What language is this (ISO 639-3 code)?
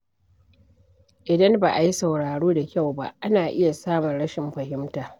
hau